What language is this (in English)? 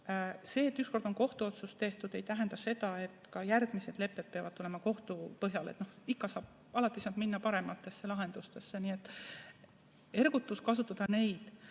Estonian